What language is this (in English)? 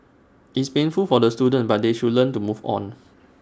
English